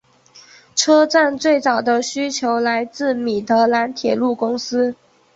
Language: Chinese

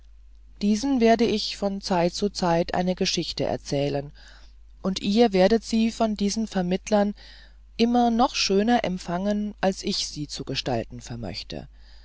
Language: German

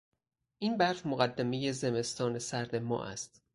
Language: Persian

